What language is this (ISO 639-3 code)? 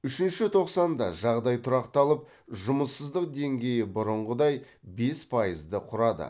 kaz